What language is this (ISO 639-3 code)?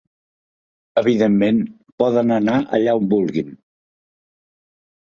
cat